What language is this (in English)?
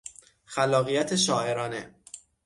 Persian